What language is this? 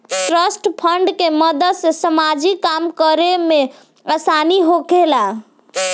Bhojpuri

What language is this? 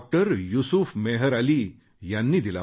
Marathi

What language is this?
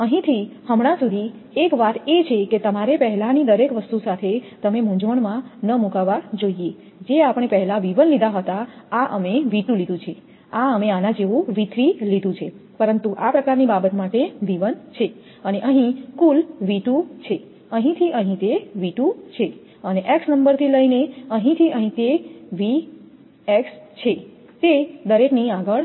Gujarati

